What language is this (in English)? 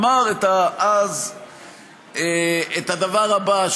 Hebrew